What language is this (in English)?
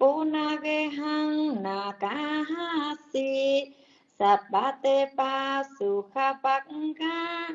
Vietnamese